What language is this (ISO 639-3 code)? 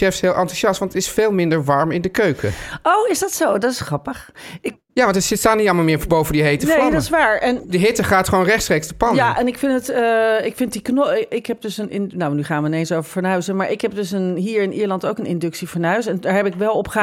nld